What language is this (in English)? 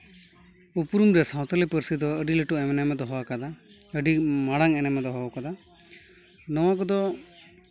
Santali